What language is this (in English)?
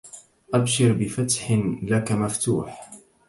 Arabic